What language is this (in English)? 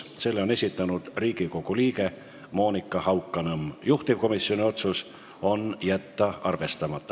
Estonian